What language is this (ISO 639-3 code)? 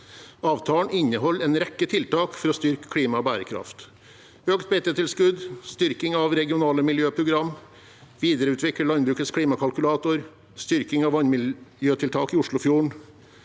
nor